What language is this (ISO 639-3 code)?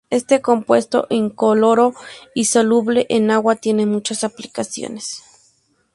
spa